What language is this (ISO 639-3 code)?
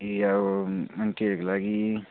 nep